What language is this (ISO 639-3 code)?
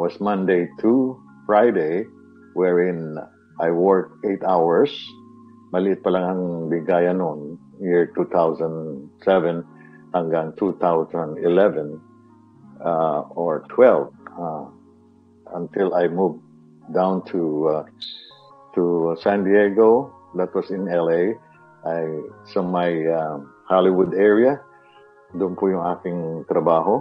fil